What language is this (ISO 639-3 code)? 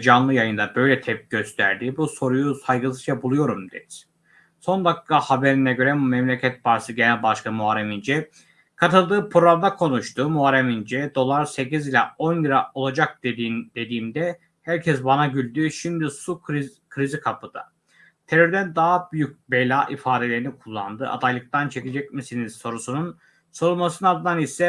tur